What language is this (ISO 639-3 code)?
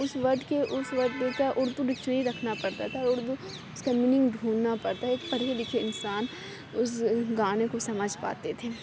urd